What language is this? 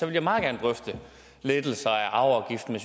Danish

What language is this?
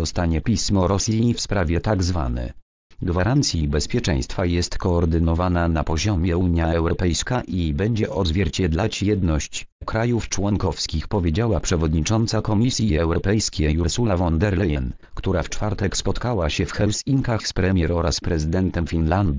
Polish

